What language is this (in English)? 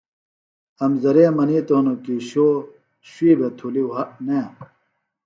Phalura